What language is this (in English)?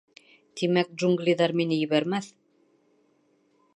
Bashkir